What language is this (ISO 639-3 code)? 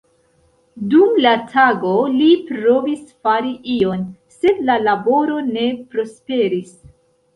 epo